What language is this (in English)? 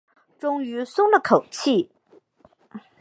Chinese